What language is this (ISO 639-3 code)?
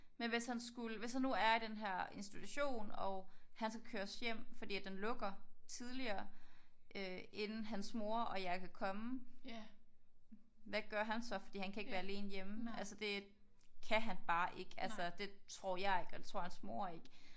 dan